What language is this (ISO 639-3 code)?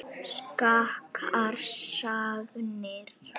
isl